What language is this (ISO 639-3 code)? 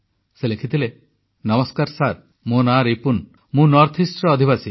ori